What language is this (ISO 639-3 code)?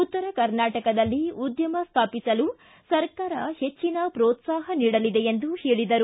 kan